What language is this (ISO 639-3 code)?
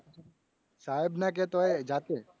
guj